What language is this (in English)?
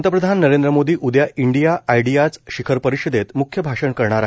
Marathi